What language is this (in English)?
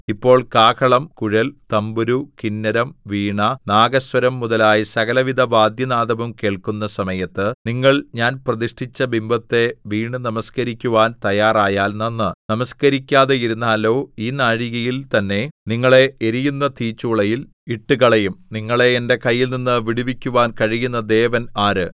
Malayalam